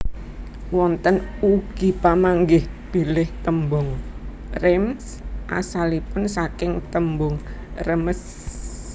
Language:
Javanese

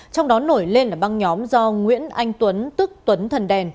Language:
Vietnamese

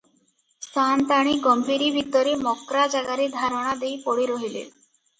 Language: Odia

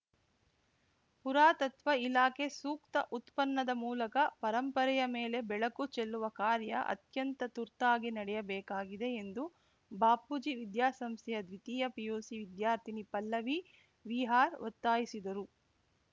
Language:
Kannada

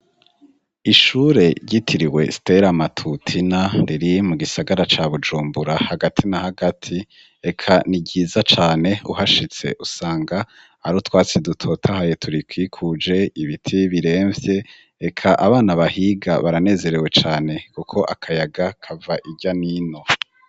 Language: Rundi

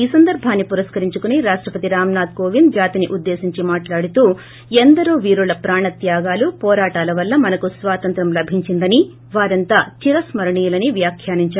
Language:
Telugu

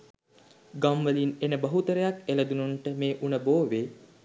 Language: Sinhala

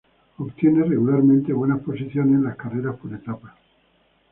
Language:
Spanish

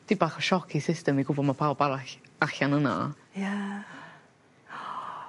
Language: Welsh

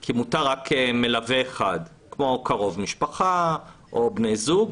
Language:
Hebrew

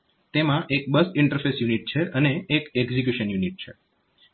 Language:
Gujarati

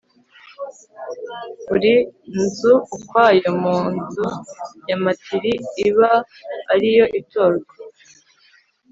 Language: Kinyarwanda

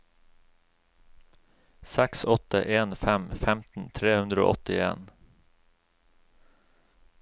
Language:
Norwegian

